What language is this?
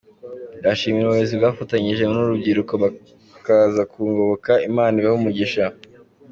Kinyarwanda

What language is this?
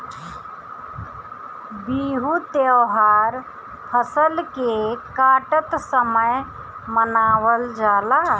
Bhojpuri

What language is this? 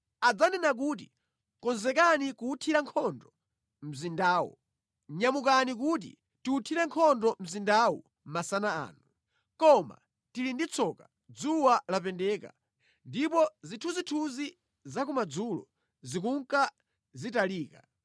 Nyanja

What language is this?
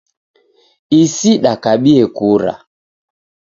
Taita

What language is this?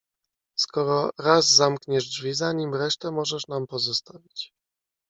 Polish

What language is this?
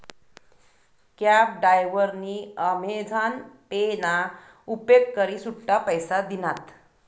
Marathi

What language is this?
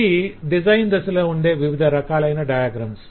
Telugu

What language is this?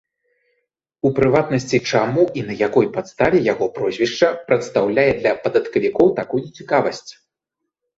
Belarusian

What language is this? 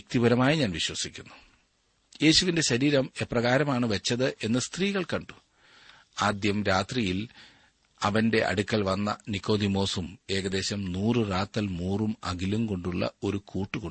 Malayalam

